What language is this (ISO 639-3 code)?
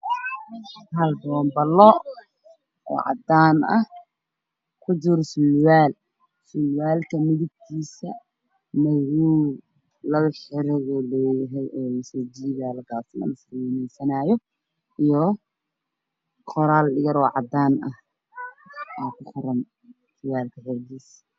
som